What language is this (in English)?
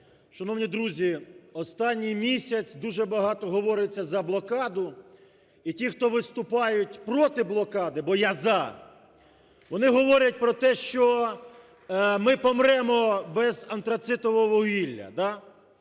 Ukrainian